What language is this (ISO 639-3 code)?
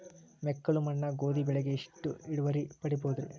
kan